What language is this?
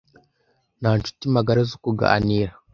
Kinyarwanda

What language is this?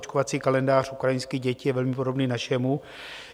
Czech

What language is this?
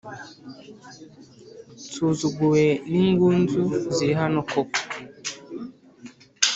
Kinyarwanda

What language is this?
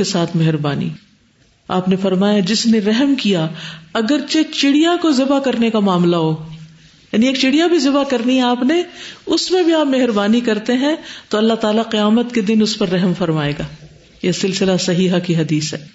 Urdu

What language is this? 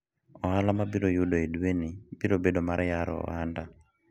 Luo (Kenya and Tanzania)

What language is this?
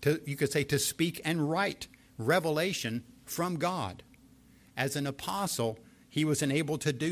English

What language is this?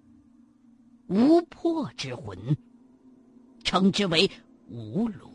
Chinese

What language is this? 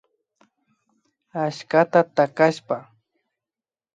Imbabura Highland Quichua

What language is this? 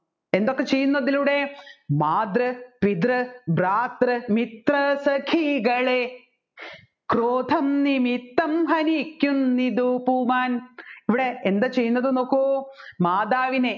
Malayalam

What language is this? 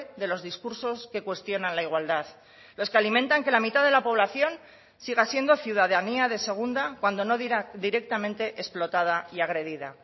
Spanish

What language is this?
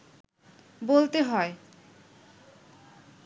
Bangla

